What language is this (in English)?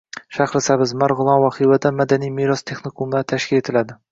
Uzbek